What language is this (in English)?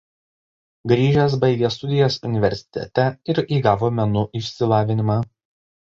Lithuanian